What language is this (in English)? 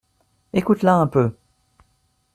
French